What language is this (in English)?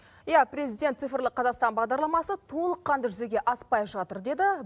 Kazakh